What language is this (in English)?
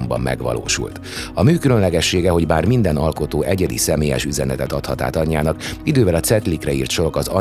Hungarian